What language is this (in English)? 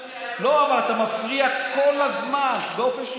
Hebrew